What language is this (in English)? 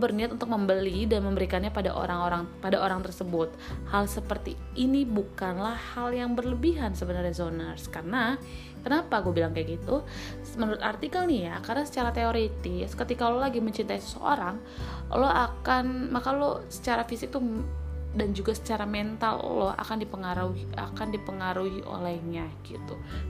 Indonesian